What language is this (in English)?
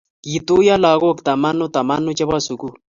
Kalenjin